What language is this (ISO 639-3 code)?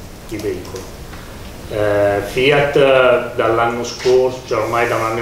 ita